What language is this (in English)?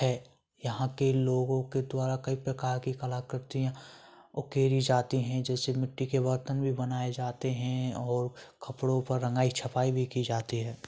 Hindi